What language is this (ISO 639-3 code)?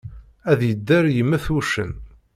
kab